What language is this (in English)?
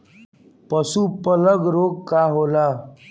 Bhojpuri